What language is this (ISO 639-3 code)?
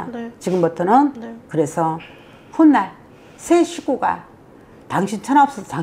kor